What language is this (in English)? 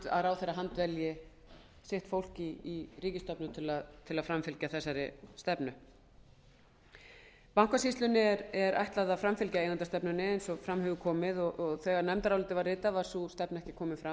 Icelandic